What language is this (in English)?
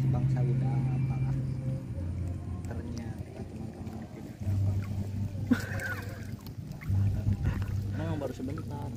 Indonesian